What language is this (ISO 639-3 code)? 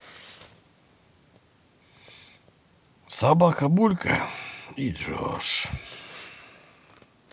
rus